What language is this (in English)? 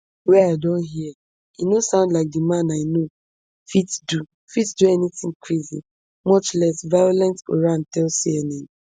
Nigerian Pidgin